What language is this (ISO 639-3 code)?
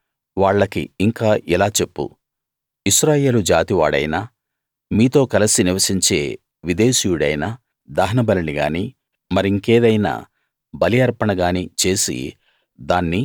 tel